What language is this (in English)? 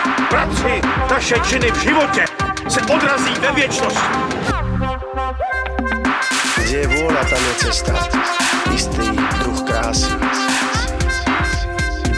Slovak